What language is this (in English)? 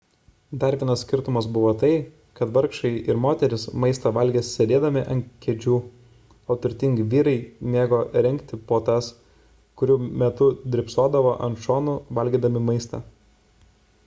Lithuanian